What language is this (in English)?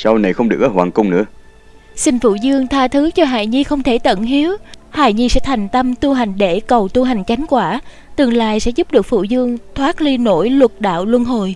Vietnamese